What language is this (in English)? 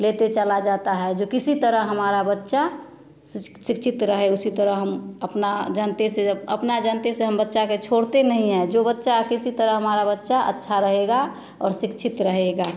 Hindi